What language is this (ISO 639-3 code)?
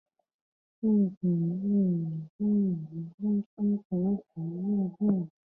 zho